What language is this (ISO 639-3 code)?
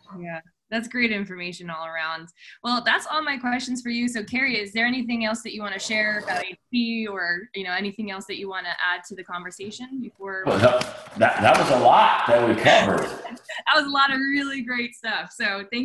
eng